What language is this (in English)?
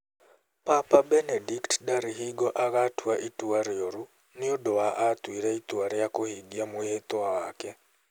Kikuyu